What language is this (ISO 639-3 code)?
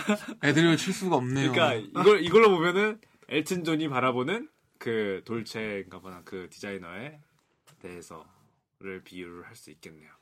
kor